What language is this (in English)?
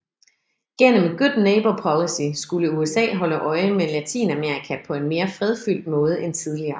Danish